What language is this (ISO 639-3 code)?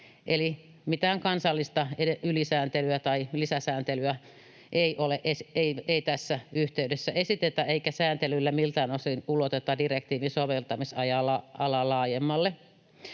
fin